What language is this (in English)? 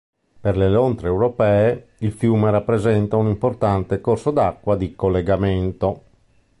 Italian